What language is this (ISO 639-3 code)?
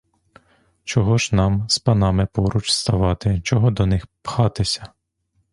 ukr